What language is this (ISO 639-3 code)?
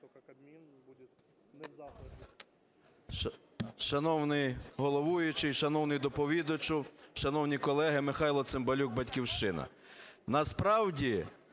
ukr